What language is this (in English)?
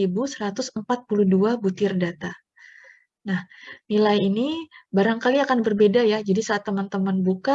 Indonesian